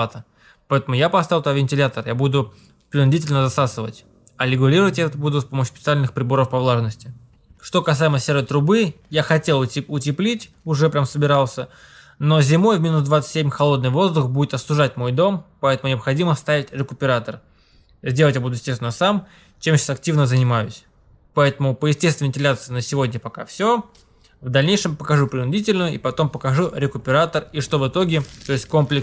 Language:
Russian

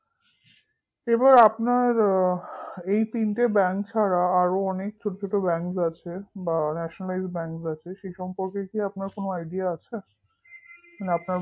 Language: Bangla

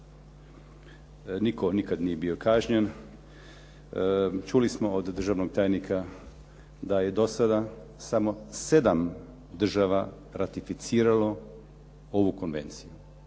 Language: Croatian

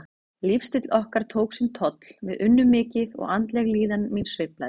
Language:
Icelandic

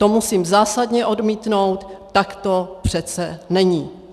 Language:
Czech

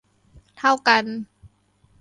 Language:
Thai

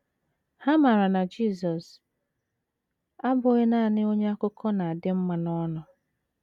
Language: Igbo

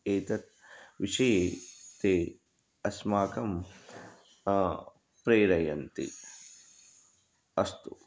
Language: Sanskrit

